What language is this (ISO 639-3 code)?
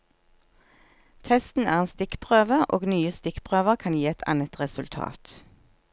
nor